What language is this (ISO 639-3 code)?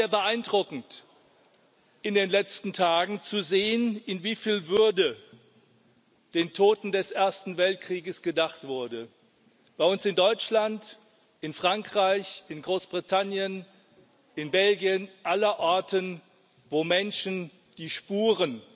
deu